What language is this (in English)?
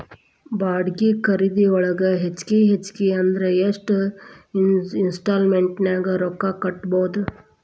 Kannada